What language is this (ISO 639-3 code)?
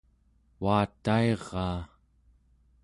esu